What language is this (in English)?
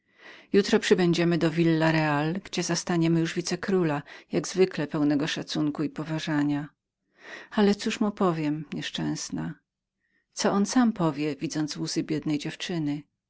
Polish